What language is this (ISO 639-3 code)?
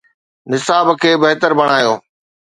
snd